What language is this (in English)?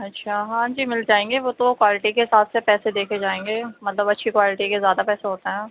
Urdu